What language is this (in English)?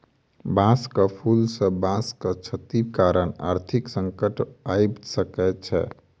Maithili